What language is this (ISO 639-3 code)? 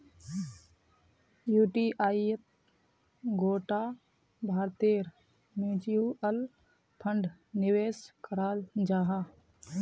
mag